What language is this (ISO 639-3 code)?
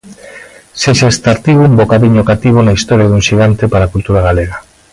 glg